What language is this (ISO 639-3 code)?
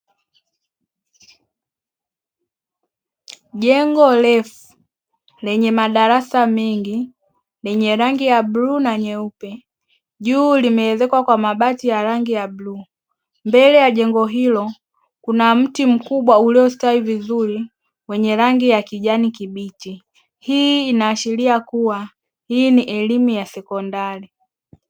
swa